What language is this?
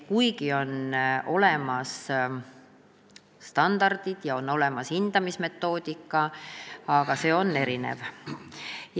Estonian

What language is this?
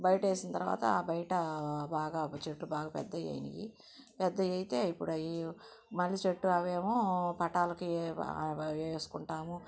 Telugu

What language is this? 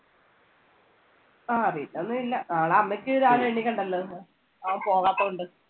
Malayalam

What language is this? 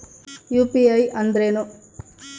Kannada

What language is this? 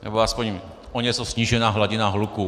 Czech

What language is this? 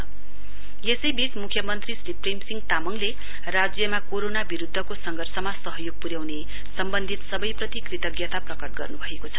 Nepali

